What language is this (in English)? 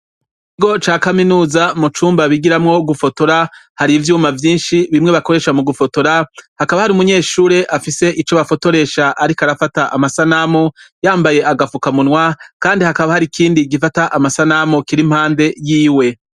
Rundi